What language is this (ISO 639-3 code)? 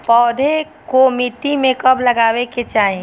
bho